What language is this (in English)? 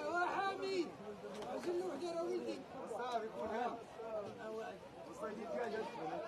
Arabic